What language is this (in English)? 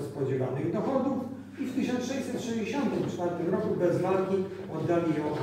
Polish